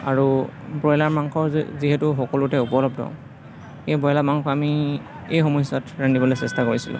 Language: Assamese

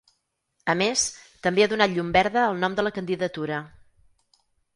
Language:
Catalan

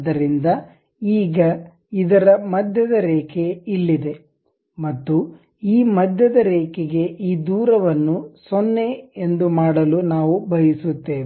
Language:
Kannada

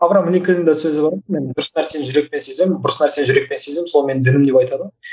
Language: Kazakh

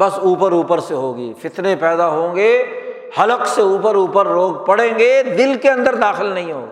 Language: Urdu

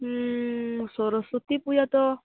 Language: Odia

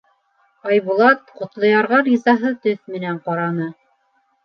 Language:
Bashkir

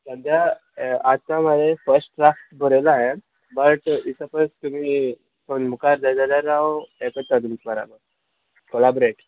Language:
Konkani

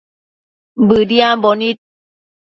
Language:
Matsés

